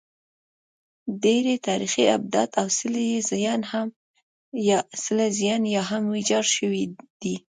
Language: Pashto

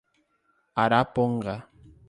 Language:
Portuguese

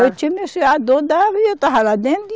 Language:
Portuguese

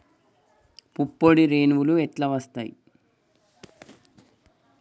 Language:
Telugu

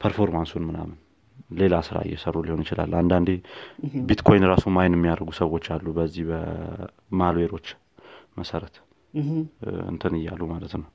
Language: Amharic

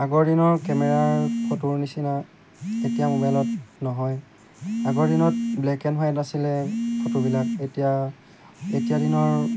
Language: Assamese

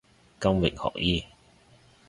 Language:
Cantonese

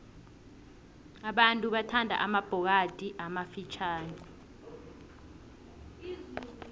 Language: South Ndebele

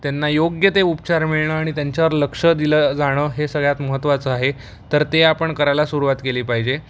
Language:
Marathi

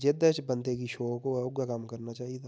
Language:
Dogri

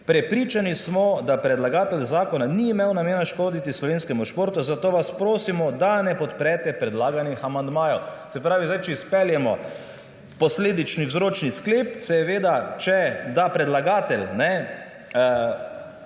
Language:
Slovenian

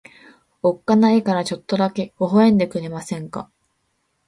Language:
Japanese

